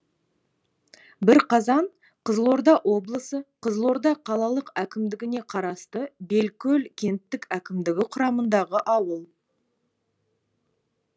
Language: Kazakh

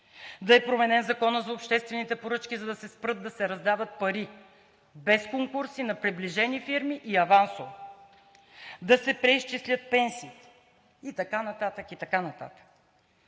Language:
Bulgarian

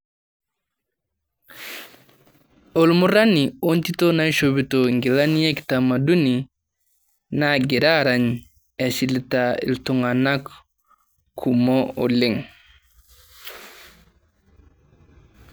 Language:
Masai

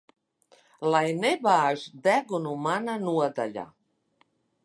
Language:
Latvian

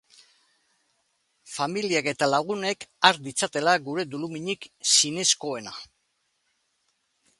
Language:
Basque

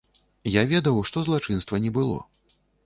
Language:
Belarusian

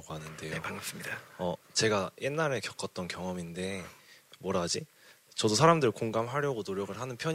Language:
Korean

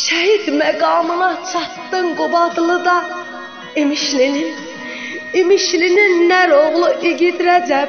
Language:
Turkish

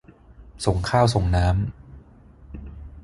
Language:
Thai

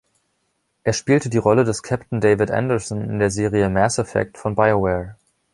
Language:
German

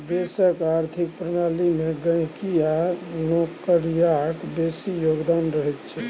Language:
Maithili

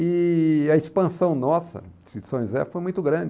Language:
Portuguese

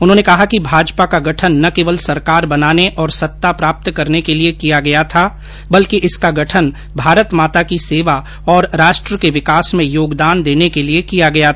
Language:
Hindi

